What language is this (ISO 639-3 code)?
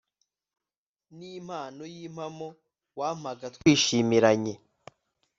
kin